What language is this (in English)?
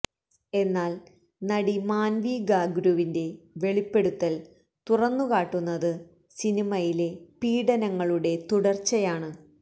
Malayalam